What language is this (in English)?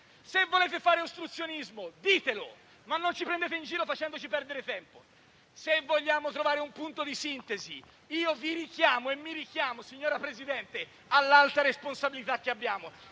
Italian